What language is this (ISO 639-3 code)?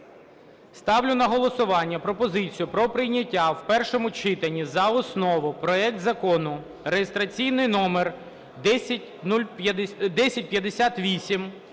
ukr